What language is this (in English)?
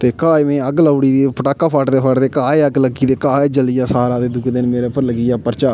Dogri